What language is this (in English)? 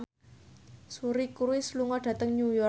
Javanese